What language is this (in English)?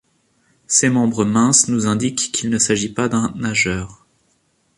French